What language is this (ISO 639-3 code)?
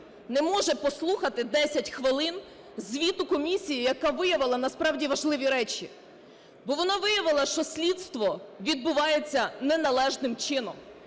ukr